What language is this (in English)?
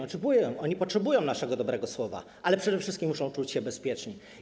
Polish